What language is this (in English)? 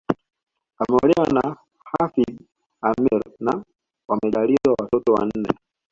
Swahili